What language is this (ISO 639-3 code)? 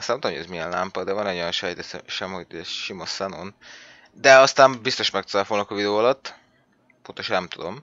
hun